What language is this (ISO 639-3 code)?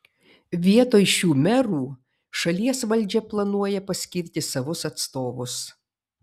lit